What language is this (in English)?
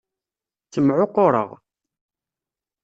Kabyle